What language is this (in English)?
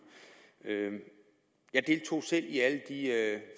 Danish